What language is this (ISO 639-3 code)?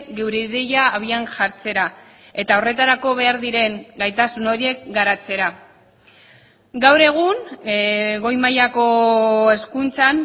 eus